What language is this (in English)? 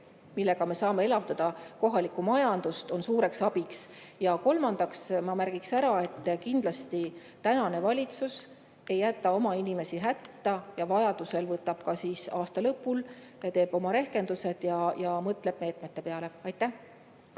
Estonian